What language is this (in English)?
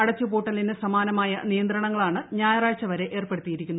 Malayalam